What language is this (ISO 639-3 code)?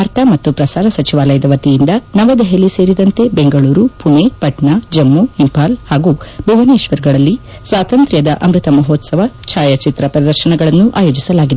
kan